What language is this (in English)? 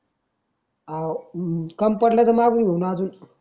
Marathi